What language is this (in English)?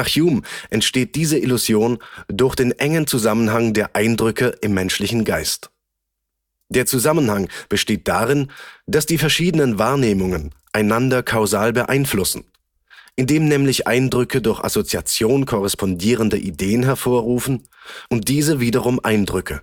German